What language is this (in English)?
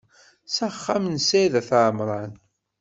Kabyle